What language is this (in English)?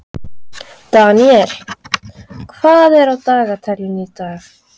Icelandic